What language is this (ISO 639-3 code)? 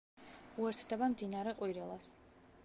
kat